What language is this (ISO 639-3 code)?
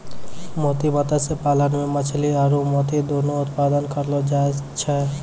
mai